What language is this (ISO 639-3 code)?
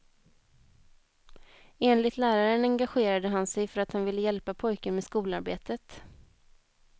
swe